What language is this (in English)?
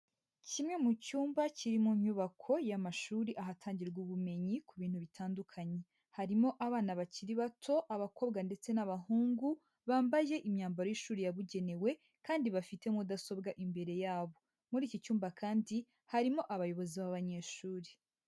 Kinyarwanda